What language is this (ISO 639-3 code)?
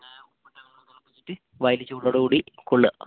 mal